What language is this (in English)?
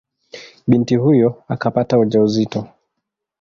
Swahili